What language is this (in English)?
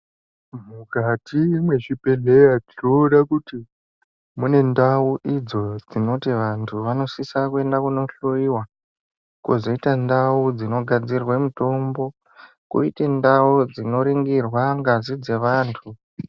Ndau